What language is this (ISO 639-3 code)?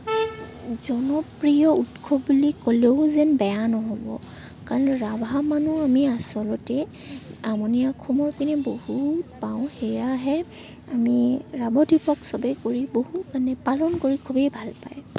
asm